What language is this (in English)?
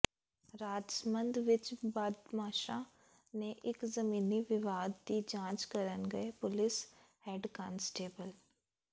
Punjabi